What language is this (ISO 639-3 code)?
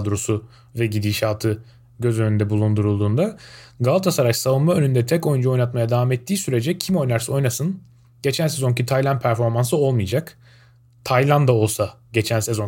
tur